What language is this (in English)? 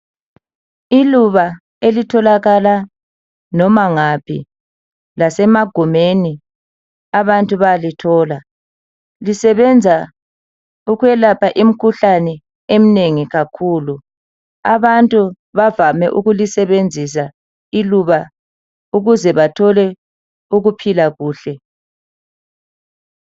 North Ndebele